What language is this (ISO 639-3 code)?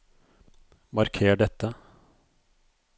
nor